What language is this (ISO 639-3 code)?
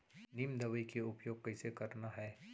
hne